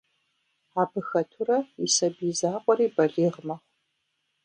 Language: Kabardian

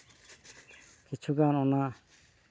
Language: Santali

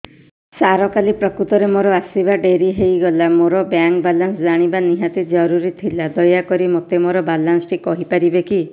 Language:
Odia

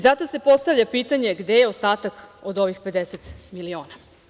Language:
Serbian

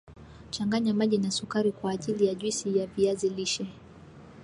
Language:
Swahili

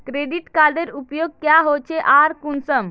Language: Magahi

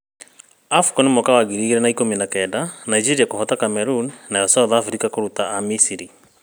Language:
Kikuyu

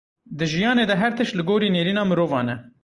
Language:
Kurdish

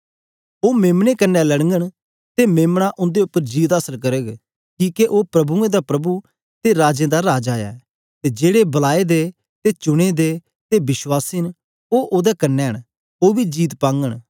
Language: Dogri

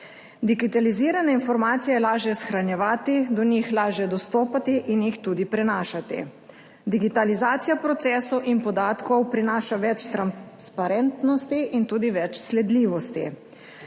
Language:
Slovenian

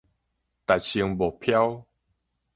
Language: Min Nan Chinese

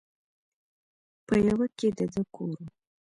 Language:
Pashto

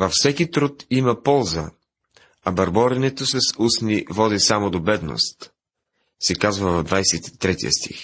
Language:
Bulgarian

